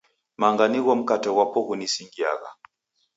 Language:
Taita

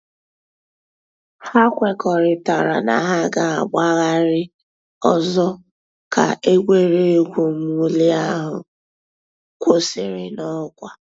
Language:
Igbo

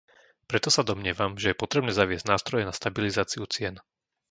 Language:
Slovak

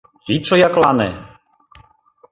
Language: Mari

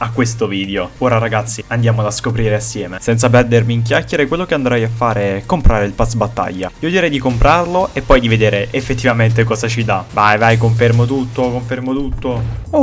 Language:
Italian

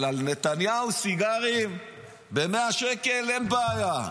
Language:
Hebrew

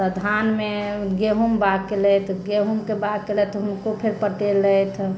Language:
Maithili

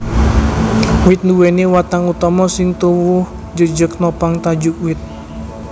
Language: Javanese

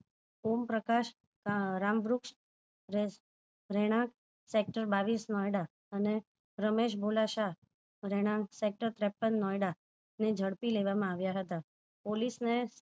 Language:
Gujarati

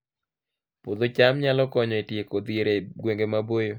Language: Luo (Kenya and Tanzania)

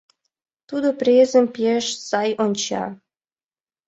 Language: Mari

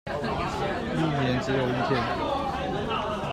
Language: Chinese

